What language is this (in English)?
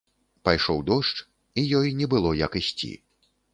Belarusian